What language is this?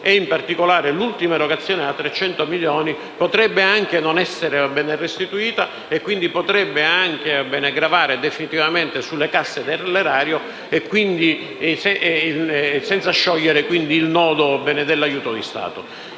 Italian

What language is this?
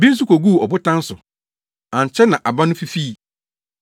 Akan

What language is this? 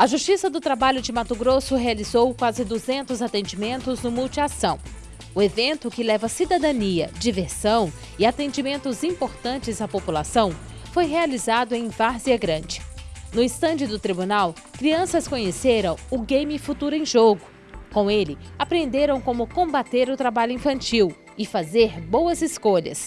Portuguese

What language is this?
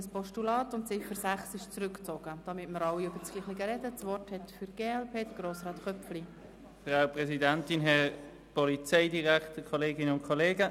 Swiss German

